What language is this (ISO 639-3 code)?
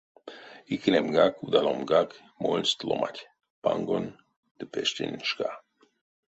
myv